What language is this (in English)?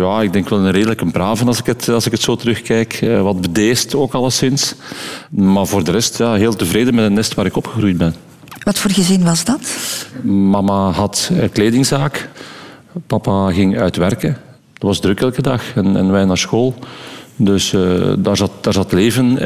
Dutch